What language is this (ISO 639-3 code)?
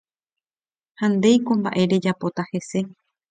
grn